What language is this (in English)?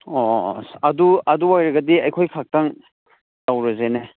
Manipuri